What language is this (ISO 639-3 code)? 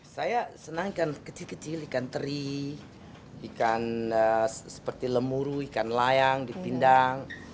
ind